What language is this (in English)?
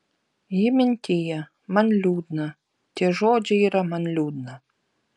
Lithuanian